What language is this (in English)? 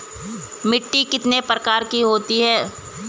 Hindi